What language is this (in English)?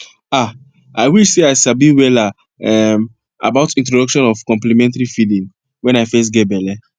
Nigerian Pidgin